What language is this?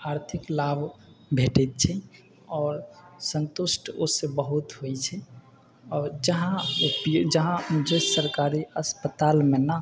Maithili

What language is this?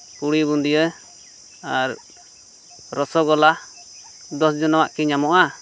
Santali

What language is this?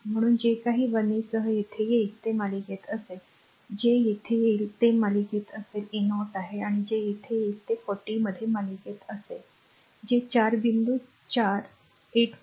Marathi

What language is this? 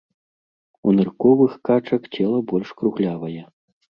Belarusian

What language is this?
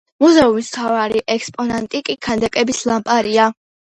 Georgian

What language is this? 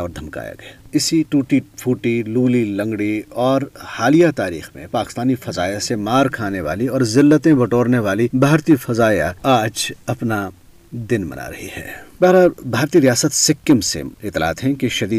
Urdu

